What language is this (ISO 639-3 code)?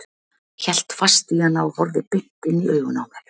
isl